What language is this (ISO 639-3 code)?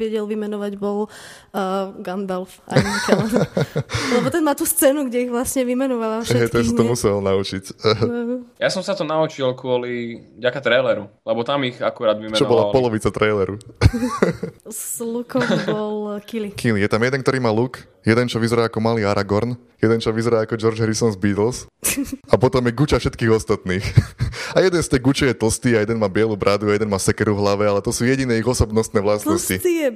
slk